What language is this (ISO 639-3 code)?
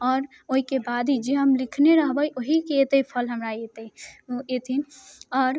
mai